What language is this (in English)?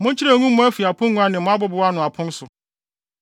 Akan